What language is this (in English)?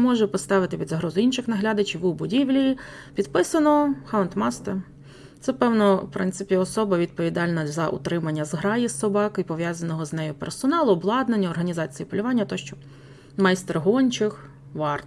Ukrainian